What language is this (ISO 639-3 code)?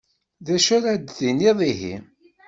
kab